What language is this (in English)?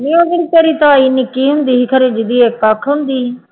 Punjabi